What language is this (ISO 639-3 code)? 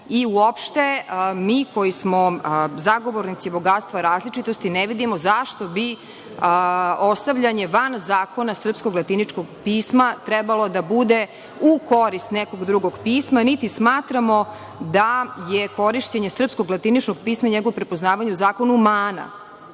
srp